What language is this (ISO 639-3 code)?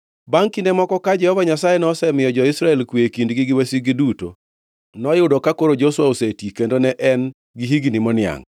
luo